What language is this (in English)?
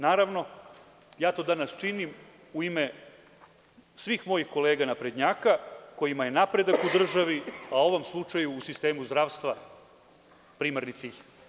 Serbian